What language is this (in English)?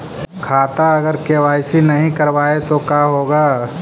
Magahi